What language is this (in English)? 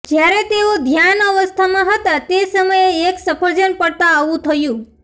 Gujarati